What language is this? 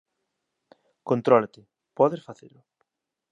Galician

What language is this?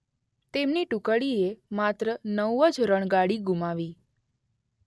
Gujarati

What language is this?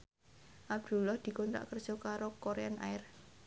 Javanese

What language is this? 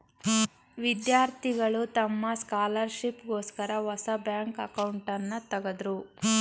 Kannada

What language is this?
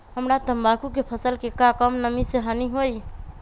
Magahi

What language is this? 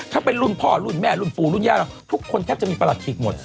Thai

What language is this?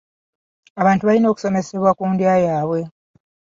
Ganda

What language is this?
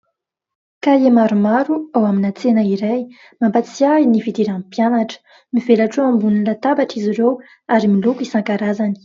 Malagasy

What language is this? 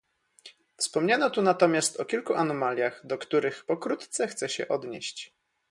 Polish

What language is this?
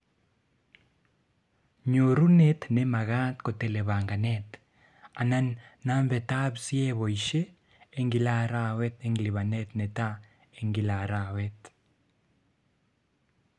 Kalenjin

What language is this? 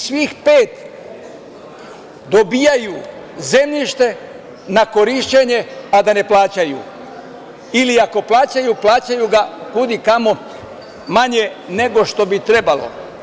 Serbian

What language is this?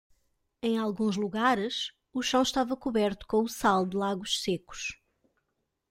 Portuguese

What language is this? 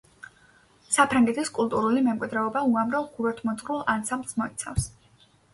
Georgian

